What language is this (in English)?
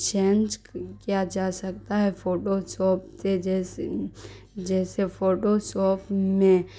Urdu